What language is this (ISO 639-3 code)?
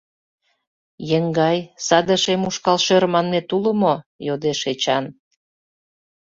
chm